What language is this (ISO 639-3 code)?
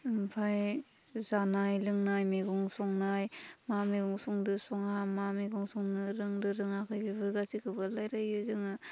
brx